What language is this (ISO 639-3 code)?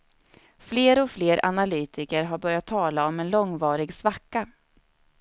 swe